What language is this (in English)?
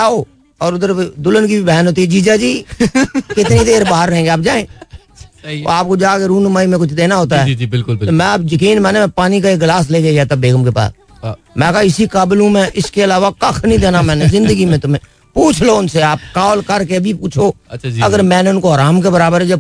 Hindi